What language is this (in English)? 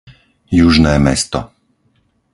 Slovak